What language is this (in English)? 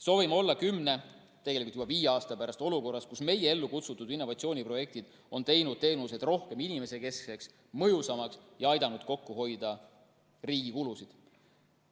Estonian